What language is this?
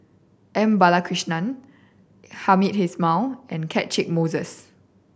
English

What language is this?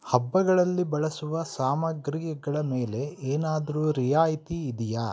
Kannada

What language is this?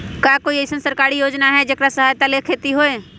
Magahi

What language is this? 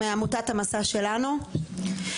Hebrew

